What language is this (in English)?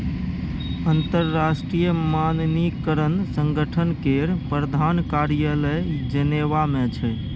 Maithili